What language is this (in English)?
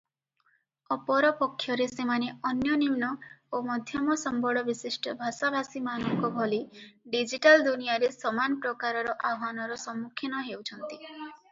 Odia